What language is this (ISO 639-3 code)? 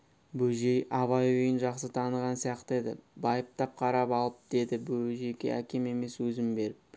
kaz